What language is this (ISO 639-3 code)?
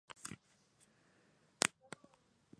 spa